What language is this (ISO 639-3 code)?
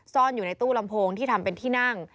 tha